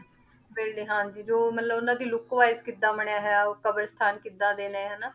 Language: Punjabi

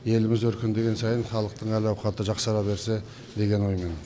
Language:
Kazakh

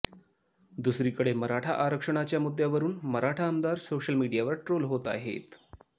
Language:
Marathi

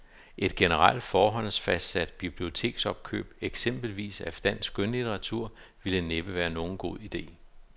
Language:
Danish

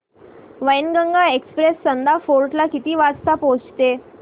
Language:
Marathi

